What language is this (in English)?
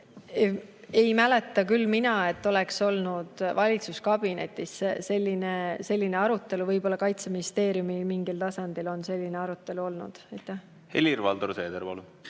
Estonian